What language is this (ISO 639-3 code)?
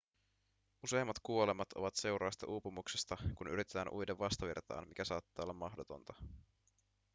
fin